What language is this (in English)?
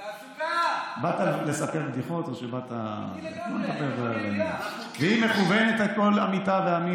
Hebrew